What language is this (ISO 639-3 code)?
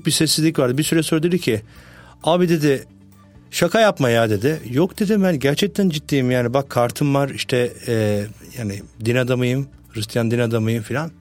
tur